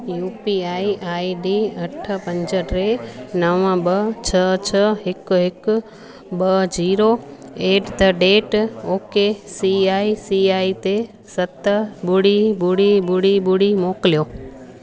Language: Sindhi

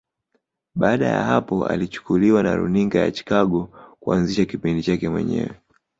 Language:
Swahili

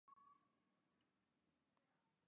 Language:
Chinese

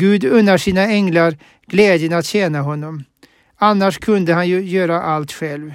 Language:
Swedish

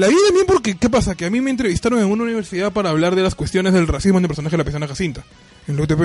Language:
Spanish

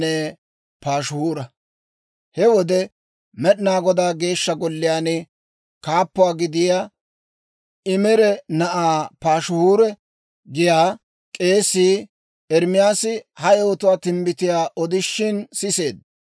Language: Dawro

